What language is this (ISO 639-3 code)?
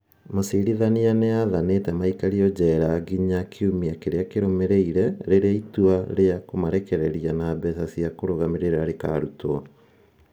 kik